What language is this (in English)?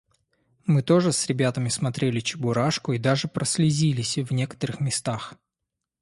Russian